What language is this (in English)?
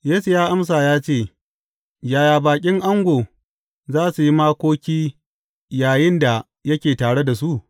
Hausa